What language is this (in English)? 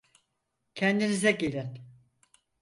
Turkish